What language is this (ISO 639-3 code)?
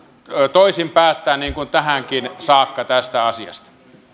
fin